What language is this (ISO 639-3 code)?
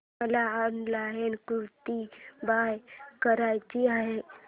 mar